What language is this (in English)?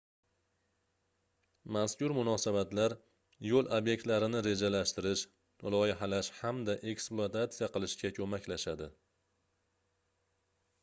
Uzbek